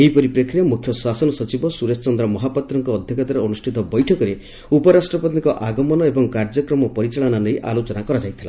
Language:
Odia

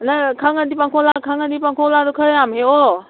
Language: Manipuri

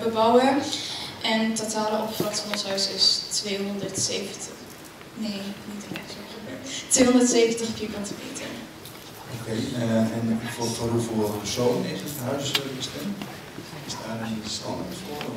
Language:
Dutch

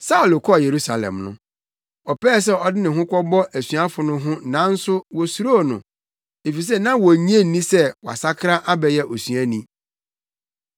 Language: Akan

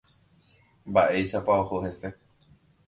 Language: Guarani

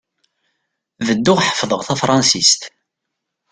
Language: Kabyle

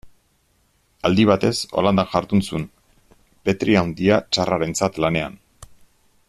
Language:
Basque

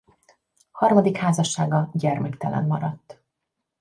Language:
Hungarian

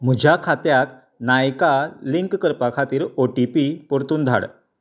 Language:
Konkani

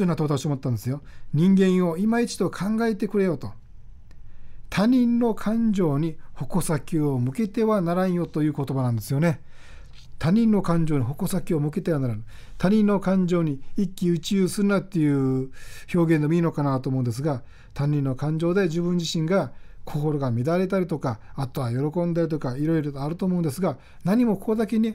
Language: Japanese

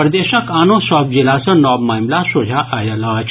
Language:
Maithili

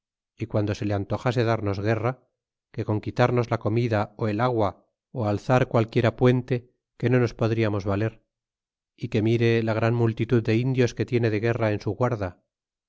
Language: Spanish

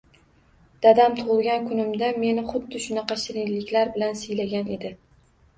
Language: Uzbek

